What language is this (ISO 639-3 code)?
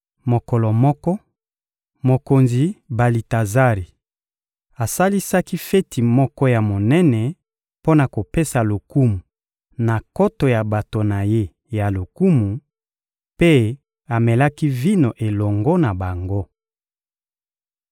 lin